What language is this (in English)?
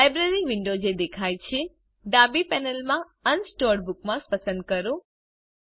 Gujarati